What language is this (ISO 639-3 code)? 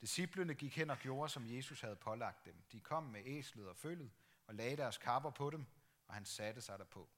dan